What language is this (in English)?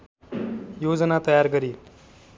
Nepali